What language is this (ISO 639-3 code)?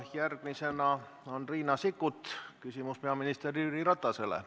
est